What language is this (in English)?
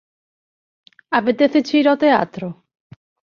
Galician